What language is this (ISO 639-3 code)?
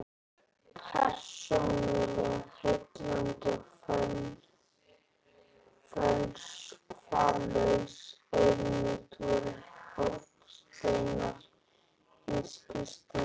isl